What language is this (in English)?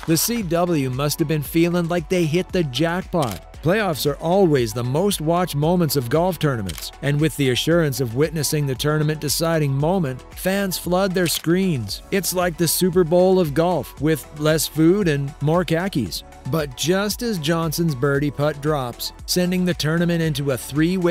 English